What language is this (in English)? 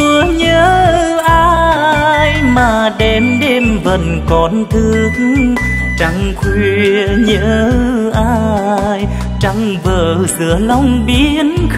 Vietnamese